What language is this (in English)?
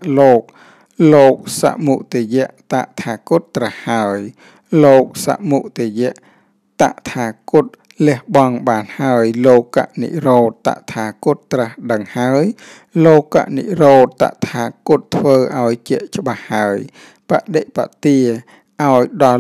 Thai